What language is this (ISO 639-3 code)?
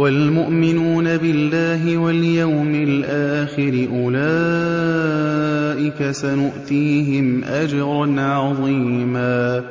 ara